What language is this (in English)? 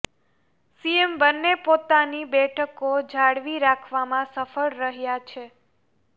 Gujarati